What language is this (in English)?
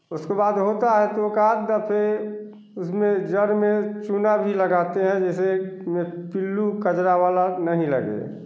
Hindi